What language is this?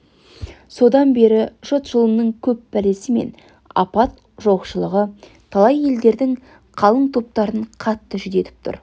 Kazakh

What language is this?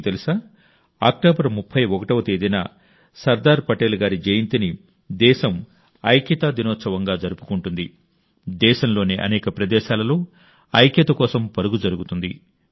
Telugu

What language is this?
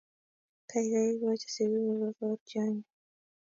Kalenjin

